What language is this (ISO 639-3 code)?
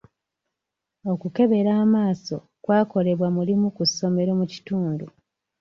lug